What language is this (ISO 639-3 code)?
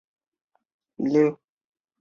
zho